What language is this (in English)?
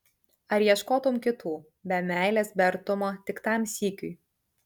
Lithuanian